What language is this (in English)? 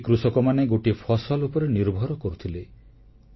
Odia